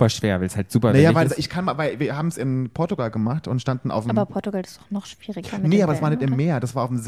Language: German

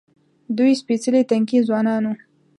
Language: Pashto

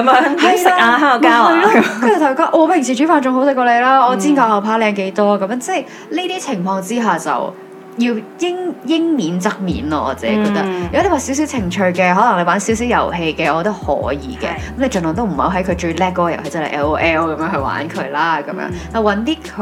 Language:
Chinese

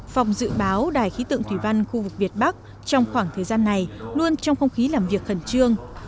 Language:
Vietnamese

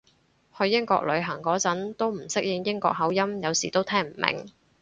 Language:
Cantonese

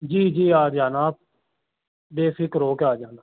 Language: Urdu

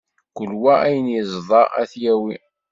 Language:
Kabyle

